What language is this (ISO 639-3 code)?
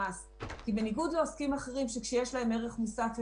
heb